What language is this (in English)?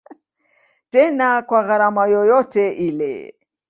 Swahili